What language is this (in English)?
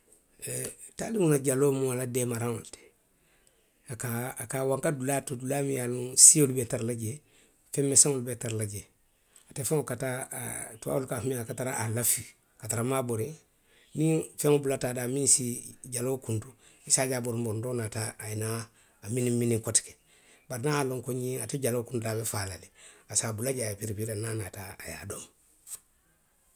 Western Maninkakan